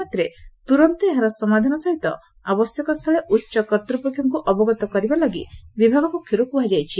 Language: Odia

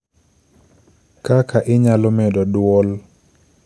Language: Luo (Kenya and Tanzania)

